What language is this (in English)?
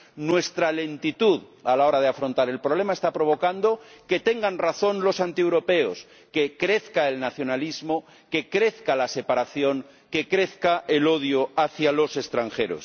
Spanish